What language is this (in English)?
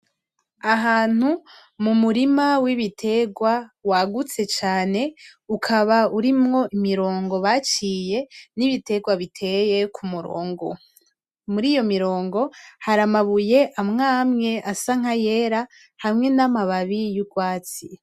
Rundi